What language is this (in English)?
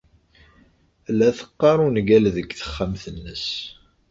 Kabyle